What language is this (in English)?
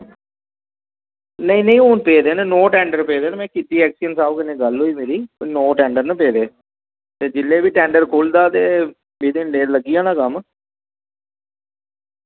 Dogri